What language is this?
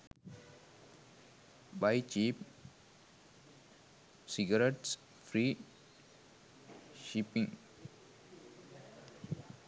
Sinhala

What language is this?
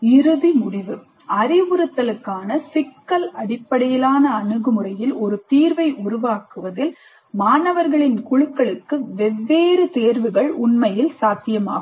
Tamil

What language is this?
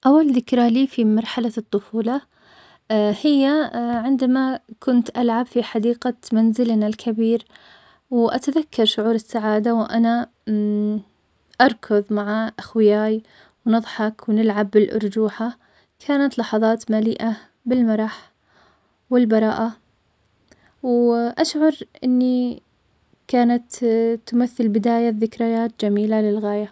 Omani Arabic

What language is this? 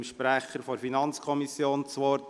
Swiss German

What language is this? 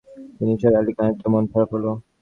Bangla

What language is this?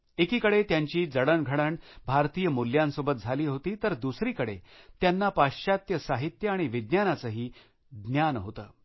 Marathi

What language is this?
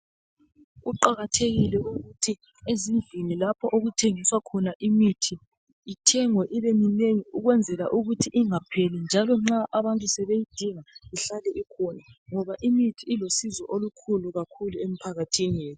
North Ndebele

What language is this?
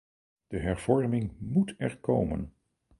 Dutch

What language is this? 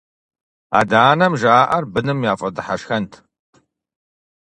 Kabardian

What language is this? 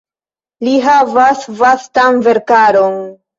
Esperanto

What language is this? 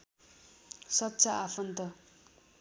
Nepali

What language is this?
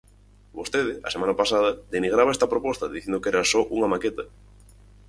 Galician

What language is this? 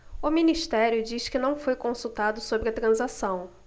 Portuguese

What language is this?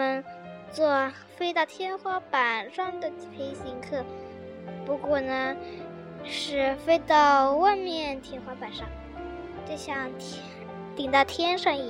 Chinese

